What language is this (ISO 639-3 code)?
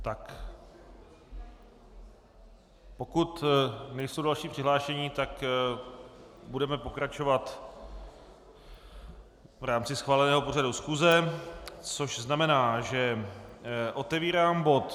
ces